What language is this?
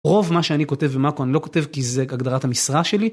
Hebrew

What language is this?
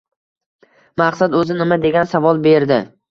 Uzbek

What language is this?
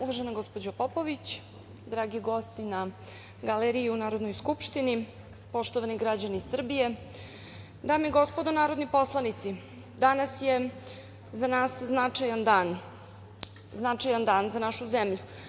Serbian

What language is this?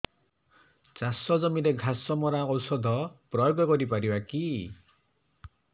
Odia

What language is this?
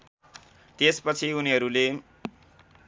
Nepali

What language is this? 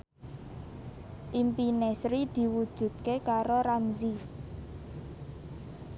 Javanese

